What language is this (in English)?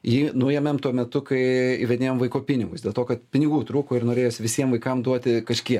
Lithuanian